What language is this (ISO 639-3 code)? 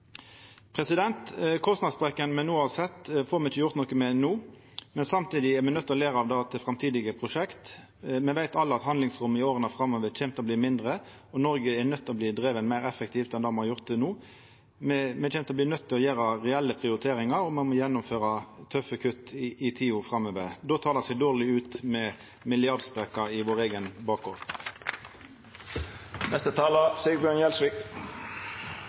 nno